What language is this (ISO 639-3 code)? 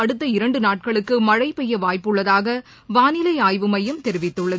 tam